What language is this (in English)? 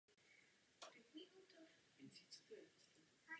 Czech